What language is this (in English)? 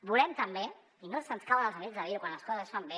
Catalan